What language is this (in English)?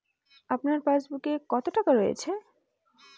Bangla